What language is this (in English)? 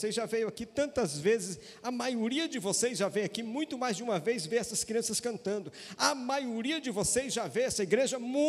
Portuguese